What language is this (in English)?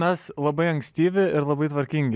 Lithuanian